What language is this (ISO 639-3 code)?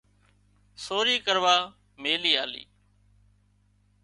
kxp